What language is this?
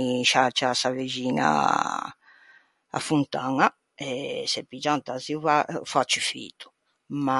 Ligurian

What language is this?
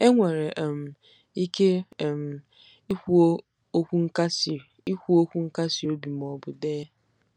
Igbo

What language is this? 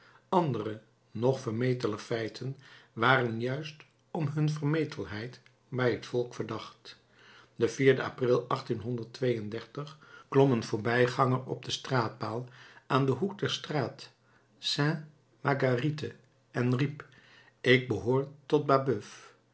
Dutch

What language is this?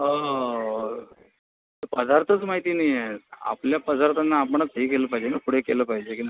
Marathi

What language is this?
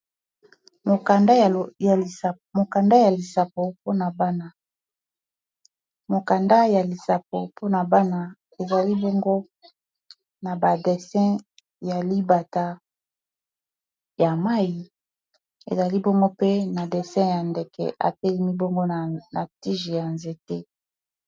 Lingala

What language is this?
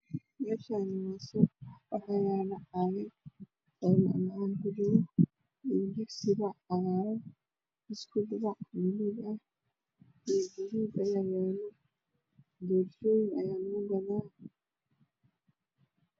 Somali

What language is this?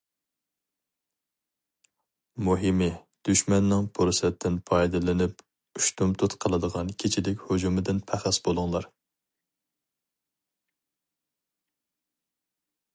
Uyghur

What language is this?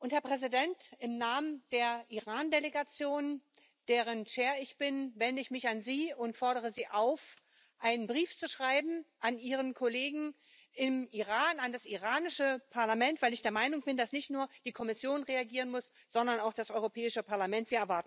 German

